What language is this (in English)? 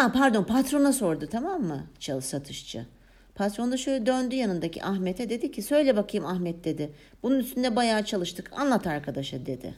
Turkish